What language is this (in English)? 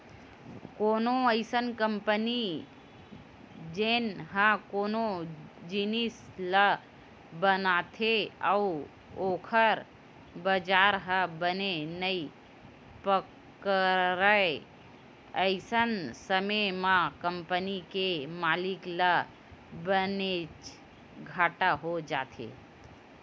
Chhattisgarhi